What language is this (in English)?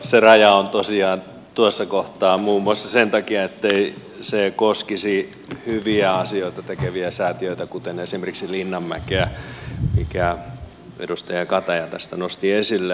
Finnish